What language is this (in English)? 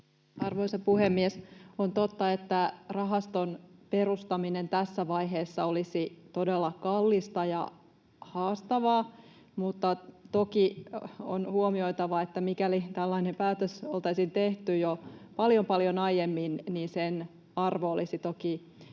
Finnish